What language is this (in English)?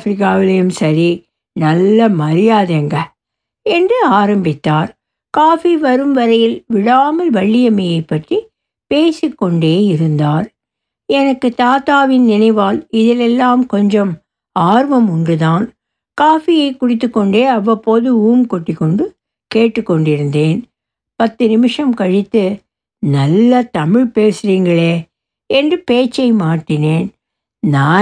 Tamil